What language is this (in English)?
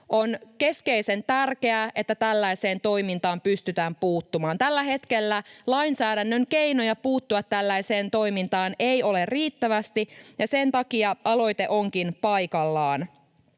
Finnish